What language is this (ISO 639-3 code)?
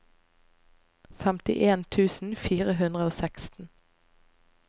nor